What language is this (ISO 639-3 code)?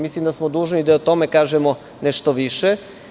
srp